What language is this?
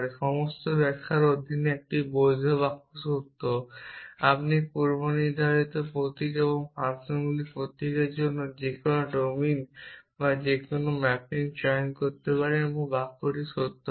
Bangla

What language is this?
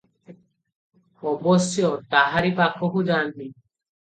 Odia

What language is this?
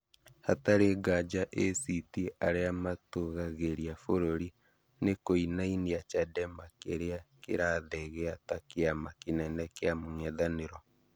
Kikuyu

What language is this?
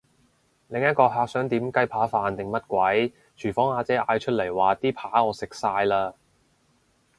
Cantonese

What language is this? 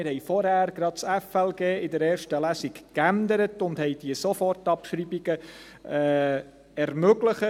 Swiss German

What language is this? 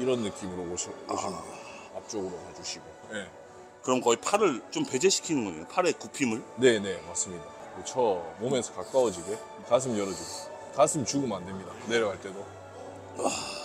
Korean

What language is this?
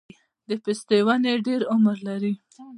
Pashto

